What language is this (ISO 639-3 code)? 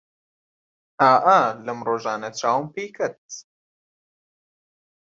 ckb